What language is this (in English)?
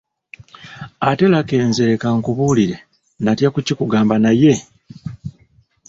Ganda